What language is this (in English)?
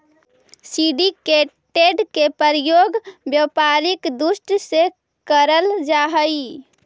Magahi